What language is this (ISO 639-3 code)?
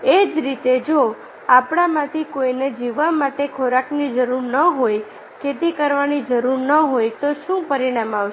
guj